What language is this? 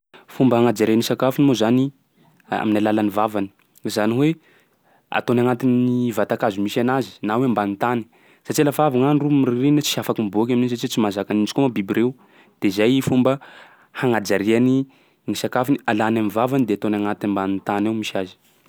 Sakalava Malagasy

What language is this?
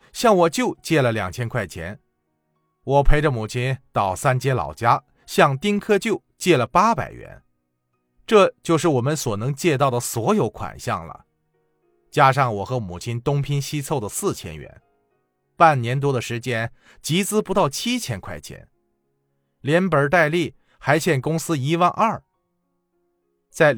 Chinese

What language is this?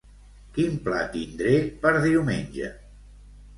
Catalan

